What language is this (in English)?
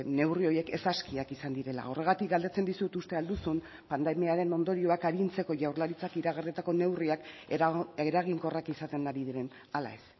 Basque